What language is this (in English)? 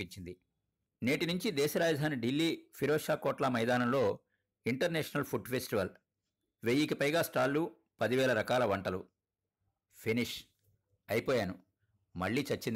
Telugu